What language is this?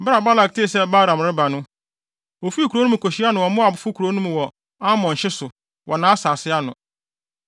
Akan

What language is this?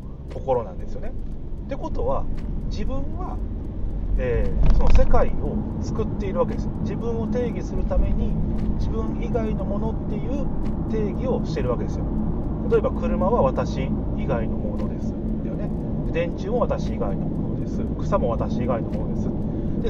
Japanese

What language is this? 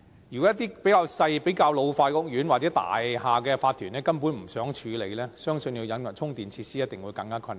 Cantonese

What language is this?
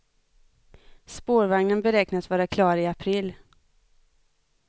Swedish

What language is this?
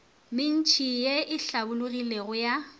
Northern Sotho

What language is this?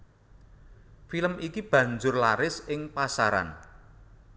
Javanese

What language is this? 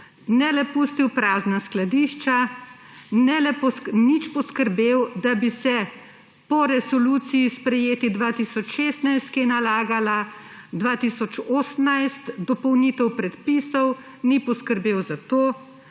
Slovenian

